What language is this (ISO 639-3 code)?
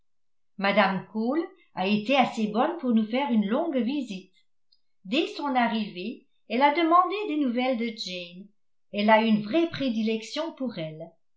fra